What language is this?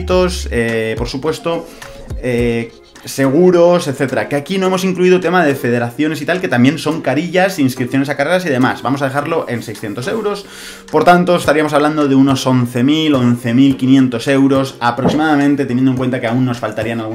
Spanish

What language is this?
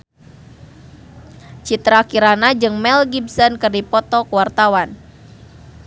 Sundanese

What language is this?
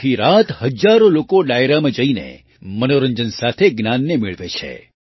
Gujarati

